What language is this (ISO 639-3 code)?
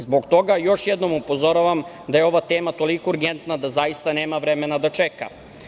srp